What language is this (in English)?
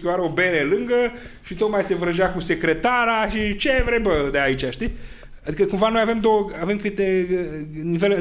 Romanian